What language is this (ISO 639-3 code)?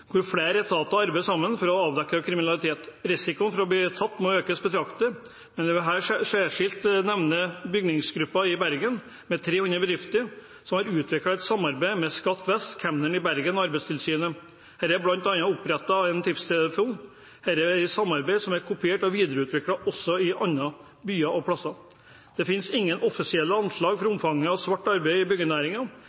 nob